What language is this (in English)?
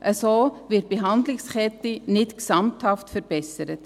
Swiss German